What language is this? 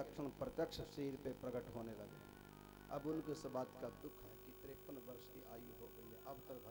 Hindi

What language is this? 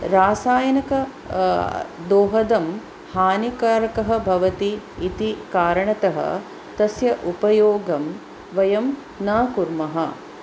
Sanskrit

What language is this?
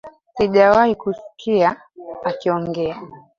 Swahili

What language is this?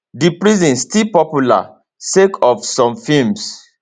Nigerian Pidgin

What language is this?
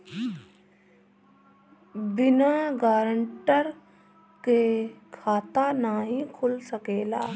Bhojpuri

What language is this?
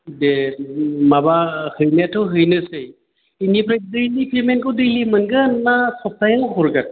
Bodo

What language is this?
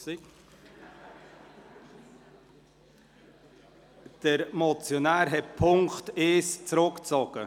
Swiss German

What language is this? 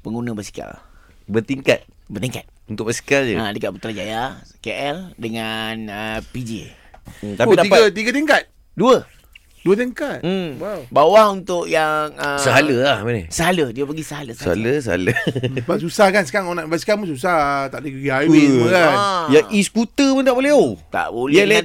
Malay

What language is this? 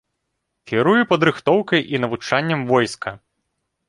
Belarusian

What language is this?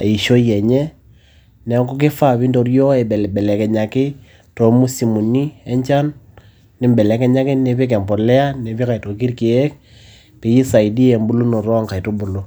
Masai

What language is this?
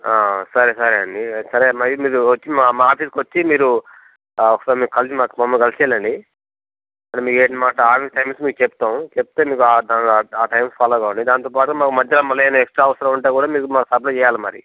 Telugu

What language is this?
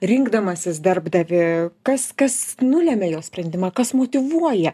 Lithuanian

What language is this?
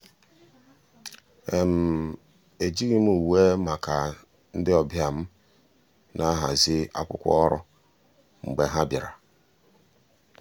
Igbo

